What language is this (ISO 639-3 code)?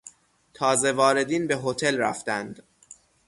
fas